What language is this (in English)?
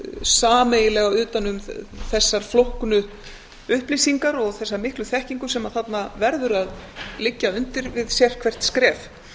Icelandic